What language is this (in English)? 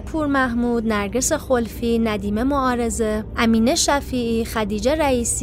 Persian